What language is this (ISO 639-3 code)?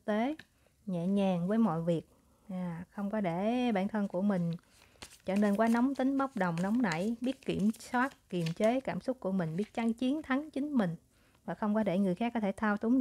vie